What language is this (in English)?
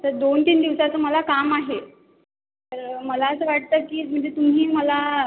Marathi